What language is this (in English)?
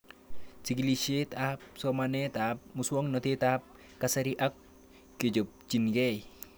Kalenjin